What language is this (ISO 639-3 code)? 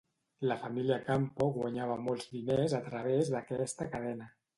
cat